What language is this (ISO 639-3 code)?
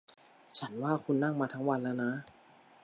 tha